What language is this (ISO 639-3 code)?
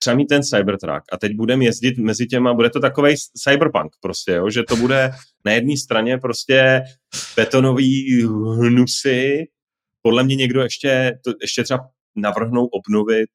ces